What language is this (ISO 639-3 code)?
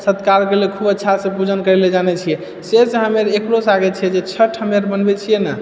mai